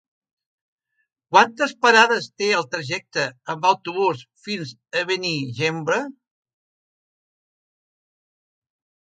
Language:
Catalan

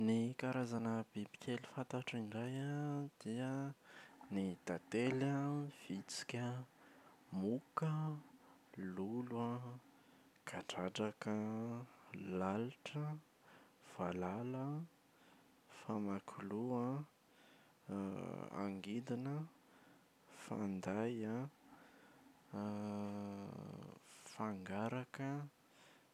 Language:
Malagasy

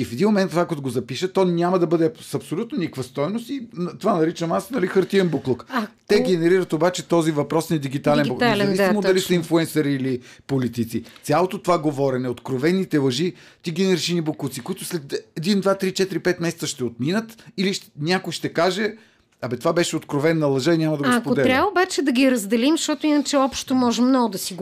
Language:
Bulgarian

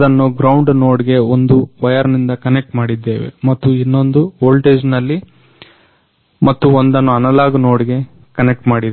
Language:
Kannada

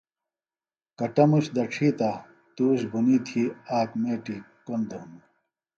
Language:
Phalura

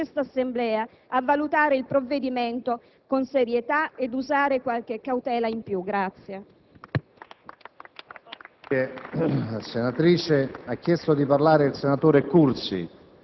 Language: Italian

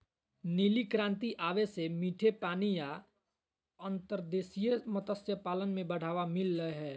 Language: Magahi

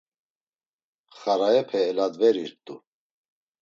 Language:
Laz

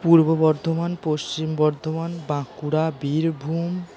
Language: Bangla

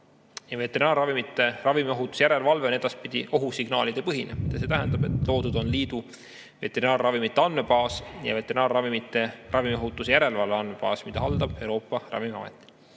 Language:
Estonian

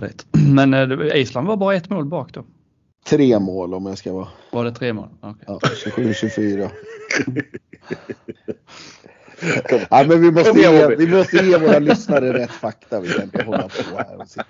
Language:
Swedish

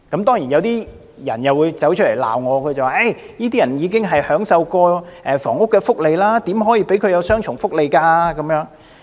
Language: Cantonese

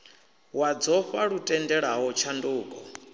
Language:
Venda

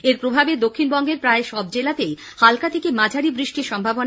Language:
Bangla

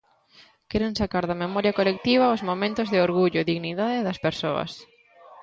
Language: Galician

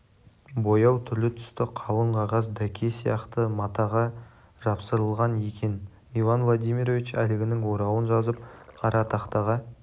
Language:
Kazakh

